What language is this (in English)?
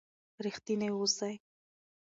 Pashto